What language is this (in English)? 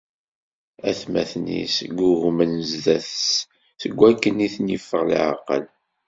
Kabyle